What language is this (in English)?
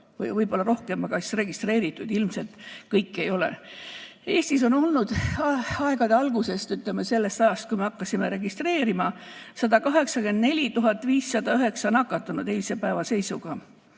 Estonian